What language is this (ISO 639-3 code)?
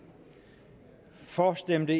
dan